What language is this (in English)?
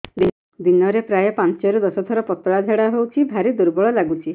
Odia